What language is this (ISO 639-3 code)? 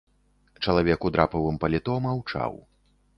bel